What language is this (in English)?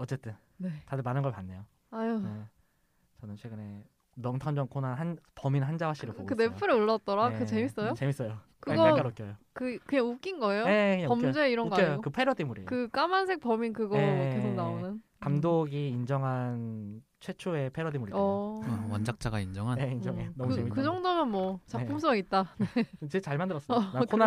Korean